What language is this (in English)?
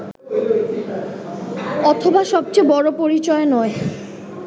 Bangla